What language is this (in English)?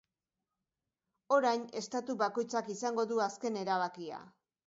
Basque